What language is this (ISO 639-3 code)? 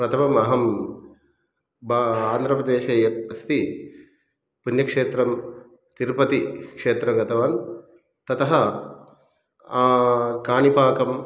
san